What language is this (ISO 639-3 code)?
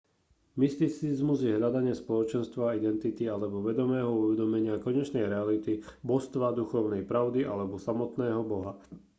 slk